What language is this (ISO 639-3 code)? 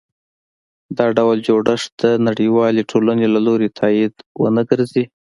pus